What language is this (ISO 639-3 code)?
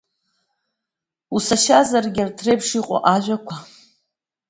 abk